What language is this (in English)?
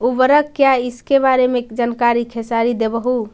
Magahi